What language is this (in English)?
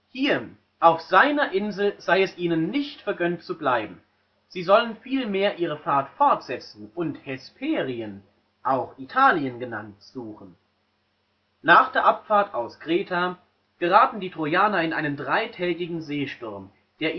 German